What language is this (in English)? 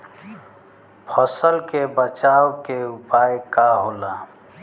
Bhojpuri